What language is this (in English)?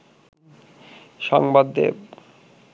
Bangla